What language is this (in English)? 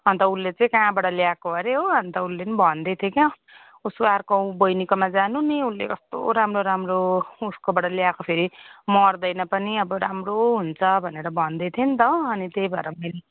Nepali